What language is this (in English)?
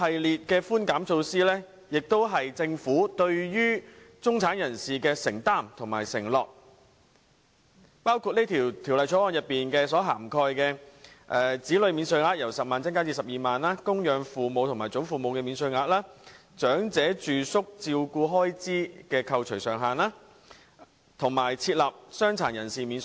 Cantonese